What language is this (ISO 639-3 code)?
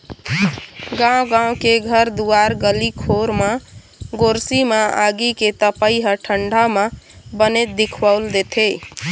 hne